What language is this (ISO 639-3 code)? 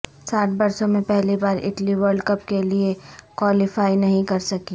urd